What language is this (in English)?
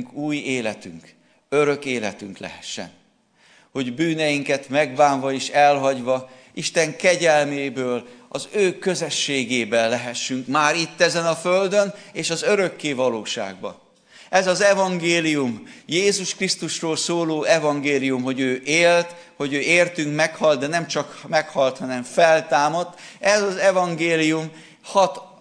Hungarian